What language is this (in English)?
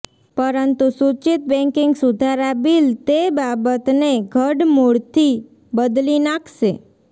Gujarati